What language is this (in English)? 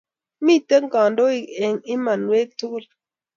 Kalenjin